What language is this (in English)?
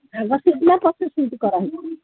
Odia